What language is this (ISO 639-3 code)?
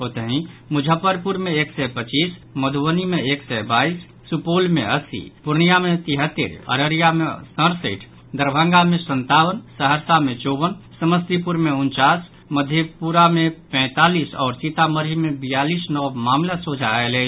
mai